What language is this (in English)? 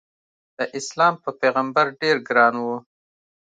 Pashto